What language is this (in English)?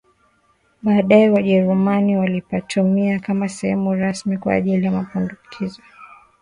Swahili